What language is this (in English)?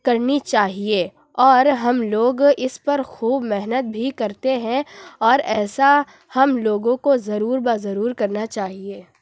Urdu